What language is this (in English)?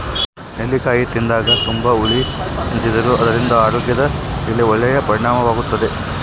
Kannada